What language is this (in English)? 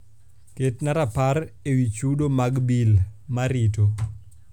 Luo (Kenya and Tanzania)